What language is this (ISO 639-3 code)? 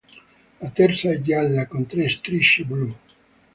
ita